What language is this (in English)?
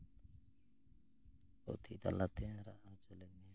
Santali